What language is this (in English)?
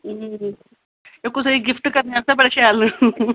Dogri